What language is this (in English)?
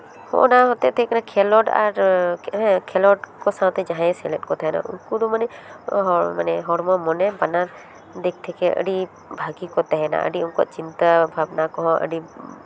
Santali